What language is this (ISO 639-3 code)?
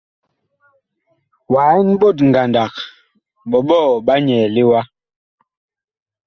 bkh